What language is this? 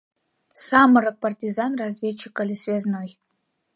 Mari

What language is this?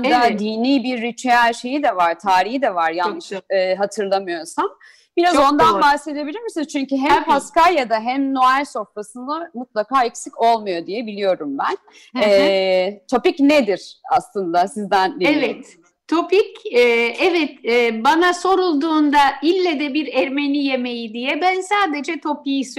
Turkish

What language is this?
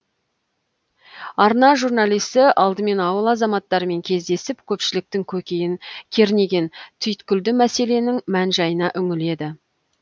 Kazakh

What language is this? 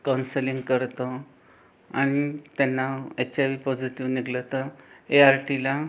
Marathi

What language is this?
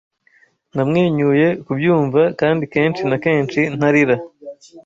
Kinyarwanda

